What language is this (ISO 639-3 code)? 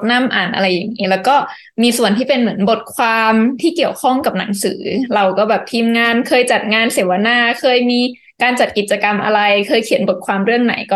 tha